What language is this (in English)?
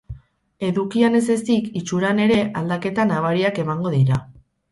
Basque